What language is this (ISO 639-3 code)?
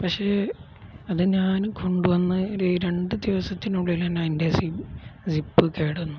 mal